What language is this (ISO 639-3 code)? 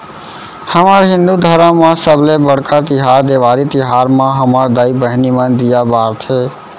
hne